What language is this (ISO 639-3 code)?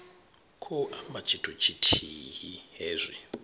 ven